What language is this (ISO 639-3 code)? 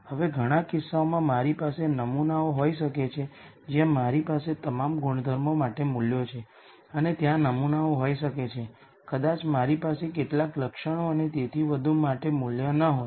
guj